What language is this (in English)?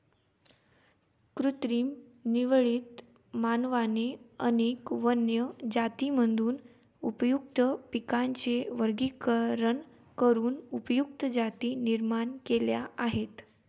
Marathi